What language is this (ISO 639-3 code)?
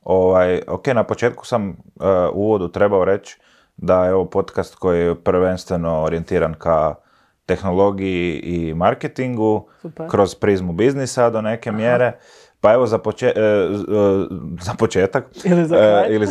hrv